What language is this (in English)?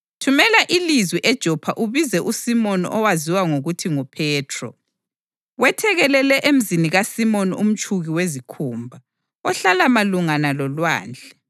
North Ndebele